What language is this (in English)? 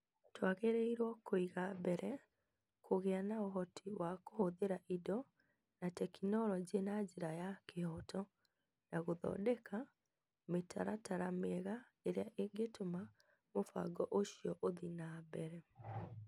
Kikuyu